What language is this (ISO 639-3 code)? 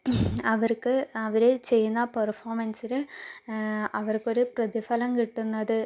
mal